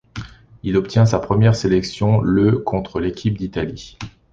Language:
French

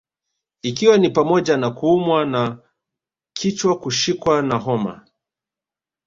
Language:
Swahili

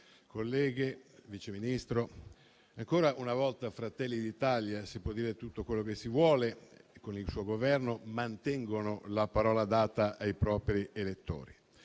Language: Italian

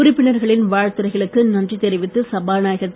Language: Tamil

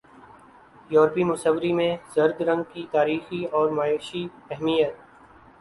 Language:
Urdu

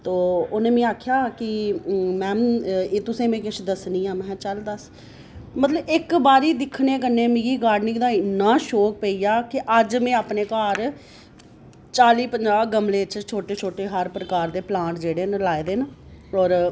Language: Dogri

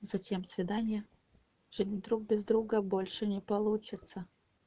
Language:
Russian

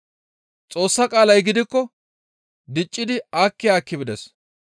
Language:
Gamo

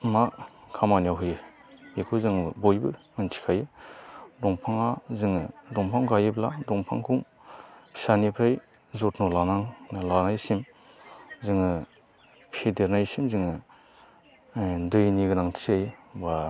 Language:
Bodo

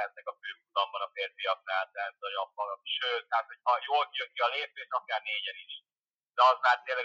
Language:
Hungarian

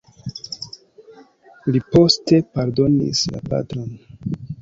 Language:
Esperanto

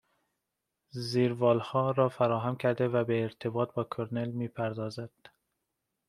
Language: Persian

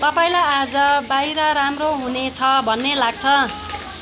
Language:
Nepali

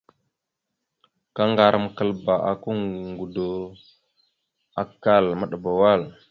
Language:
Mada (Cameroon)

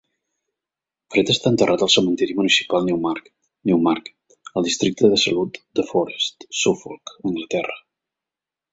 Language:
Catalan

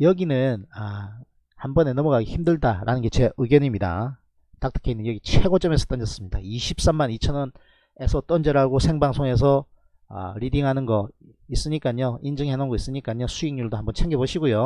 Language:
Korean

